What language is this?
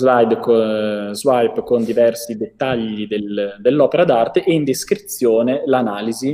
Italian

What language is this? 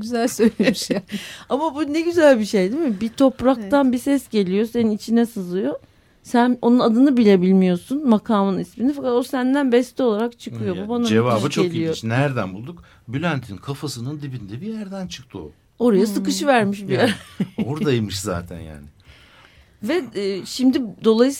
Turkish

